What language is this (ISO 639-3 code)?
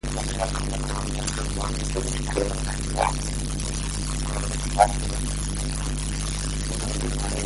swa